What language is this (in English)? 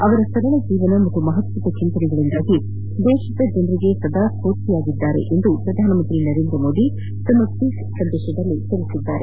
Kannada